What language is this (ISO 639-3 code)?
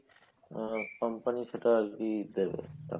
ben